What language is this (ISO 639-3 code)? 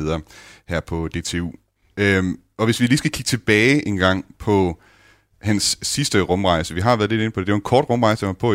dan